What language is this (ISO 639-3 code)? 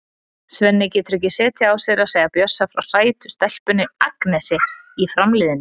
isl